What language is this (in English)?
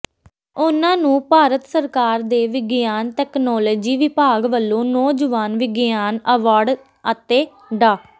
Punjabi